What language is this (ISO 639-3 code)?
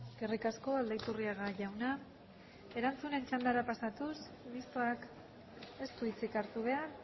eus